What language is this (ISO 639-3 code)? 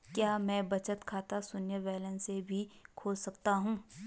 hin